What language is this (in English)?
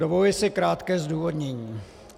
Czech